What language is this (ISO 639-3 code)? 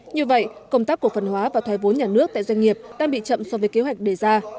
vie